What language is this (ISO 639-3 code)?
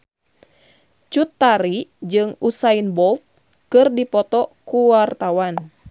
sun